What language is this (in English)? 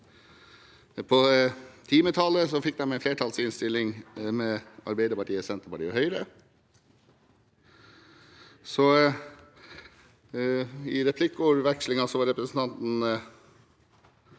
Norwegian